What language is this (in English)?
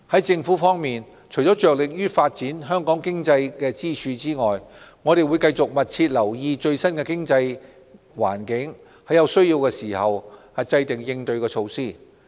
Cantonese